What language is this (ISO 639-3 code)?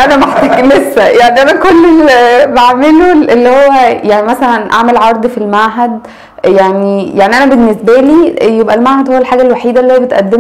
ara